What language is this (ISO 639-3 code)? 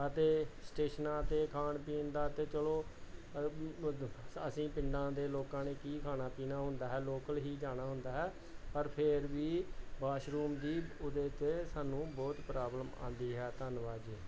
pan